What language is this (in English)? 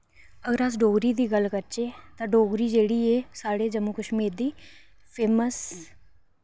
Dogri